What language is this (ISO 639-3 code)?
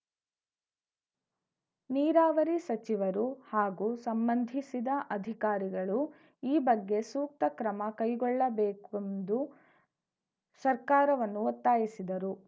kan